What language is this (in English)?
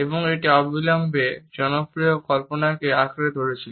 Bangla